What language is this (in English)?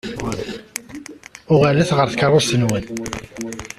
Kabyle